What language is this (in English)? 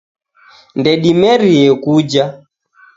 Taita